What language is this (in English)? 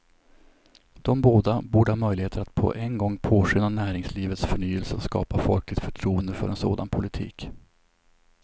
Swedish